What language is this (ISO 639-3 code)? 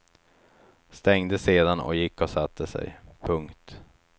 swe